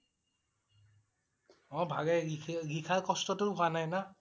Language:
Assamese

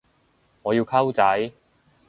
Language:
Cantonese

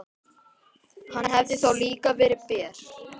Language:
Icelandic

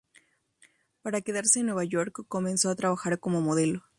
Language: Spanish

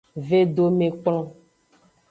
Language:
Aja (Benin)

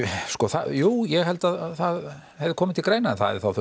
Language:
Icelandic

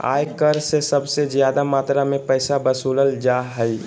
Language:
Magahi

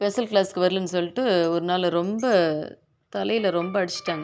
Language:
Tamil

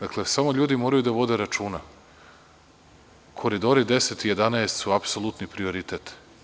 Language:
Serbian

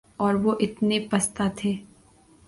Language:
Urdu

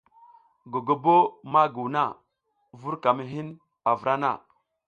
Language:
South Giziga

